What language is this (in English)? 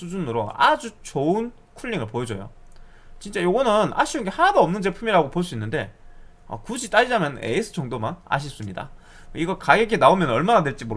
Korean